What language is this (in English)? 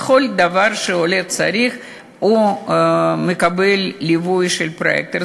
Hebrew